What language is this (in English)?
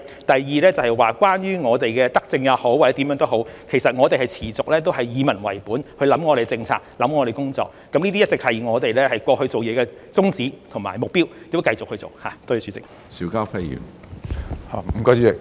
Cantonese